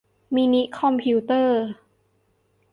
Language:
Thai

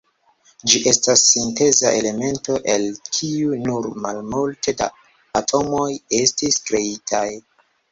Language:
Esperanto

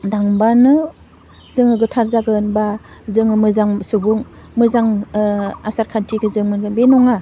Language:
Bodo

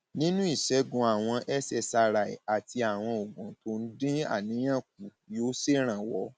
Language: Yoruba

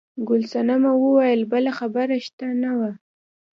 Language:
Pashto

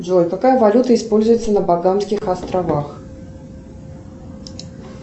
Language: Russian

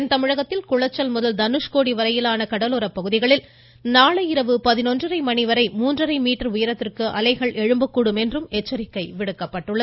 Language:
Tamil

